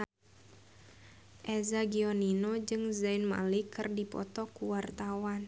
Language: Sundanese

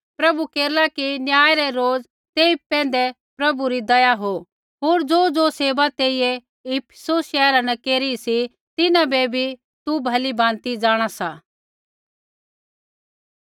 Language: Kullu Pahari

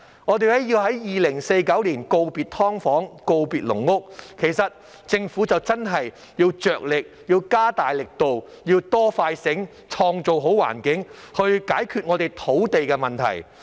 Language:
Cantonese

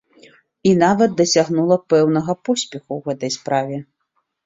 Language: Belarusian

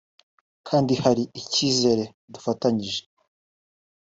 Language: Kinyarwanda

